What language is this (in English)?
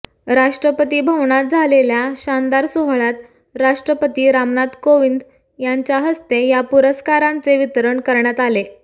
Marathi